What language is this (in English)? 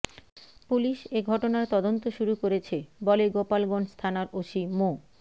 Bangla